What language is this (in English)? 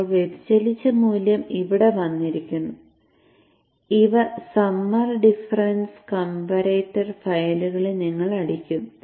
Malayalam